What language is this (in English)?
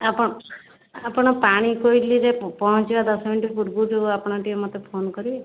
Odia